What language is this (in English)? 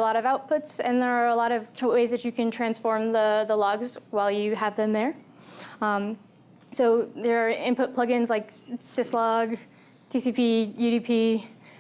English